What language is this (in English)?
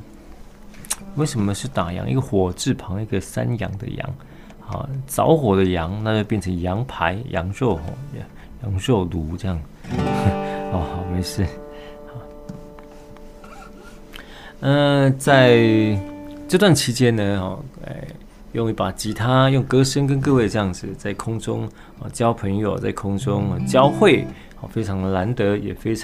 Chinese